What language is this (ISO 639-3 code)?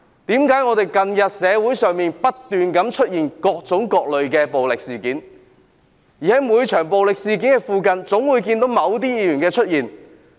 yue